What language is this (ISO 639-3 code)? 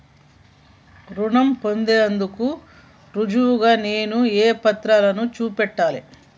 tel